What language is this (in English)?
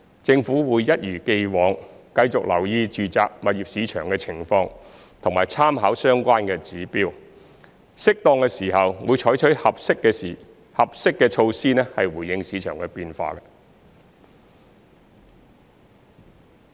Cantonese